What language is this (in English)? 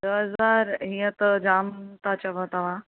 Sindhi